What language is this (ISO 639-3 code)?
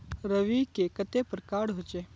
mag